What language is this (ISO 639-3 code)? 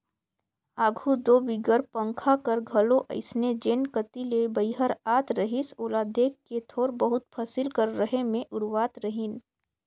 hne